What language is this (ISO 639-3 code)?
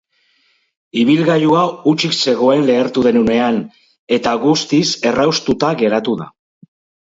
eus